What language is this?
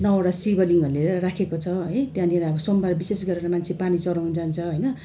Nepali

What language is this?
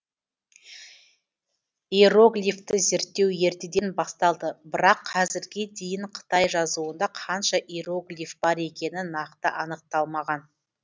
Kazakh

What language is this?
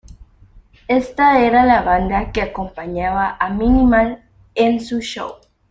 Spanish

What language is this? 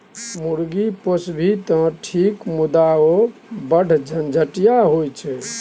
Maithili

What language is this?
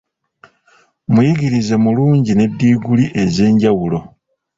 Ganda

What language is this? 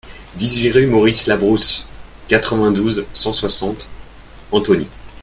French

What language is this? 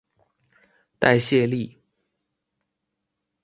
Chinese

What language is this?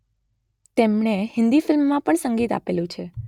Gujarati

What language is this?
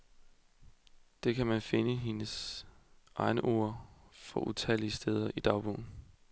Danish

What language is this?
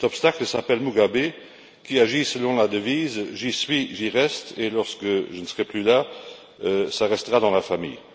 French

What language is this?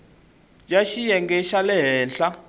Tsonga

